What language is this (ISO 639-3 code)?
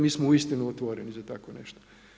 hrv